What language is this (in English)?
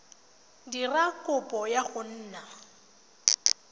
Tswana